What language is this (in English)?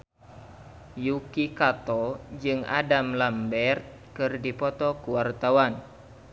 Sundanese